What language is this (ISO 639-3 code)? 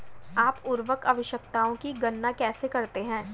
hin